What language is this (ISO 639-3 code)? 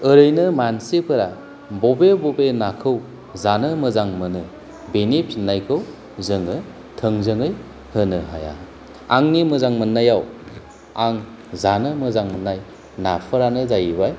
brx